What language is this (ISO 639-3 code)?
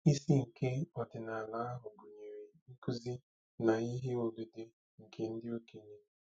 ibo